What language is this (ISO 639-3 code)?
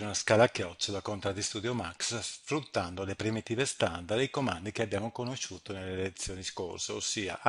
ita